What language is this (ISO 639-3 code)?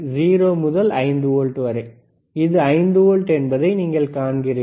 tam